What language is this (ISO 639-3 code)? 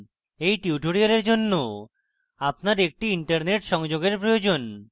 ben